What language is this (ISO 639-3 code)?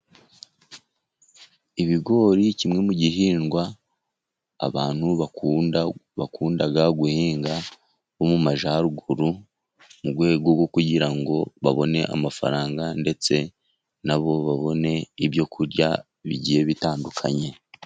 kin